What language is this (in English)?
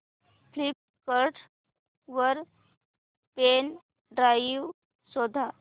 Marathi